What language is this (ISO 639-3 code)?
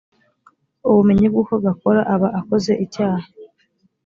kin